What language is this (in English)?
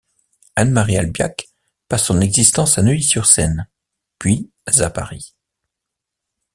French